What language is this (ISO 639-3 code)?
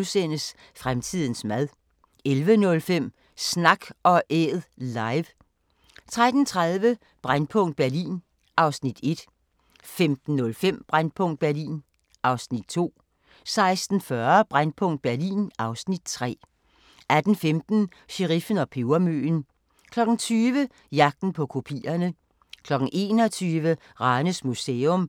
dan